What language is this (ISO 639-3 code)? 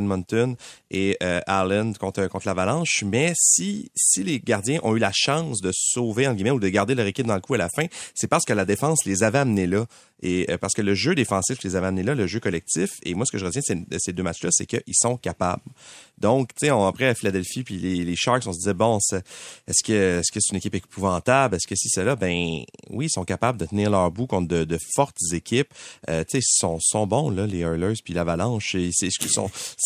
fra